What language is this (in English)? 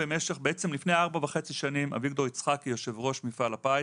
Hebrew